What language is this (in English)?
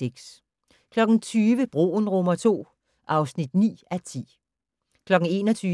Danish